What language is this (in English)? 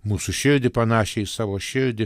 Lithuanian